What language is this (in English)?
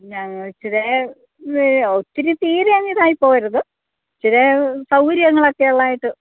Malayalam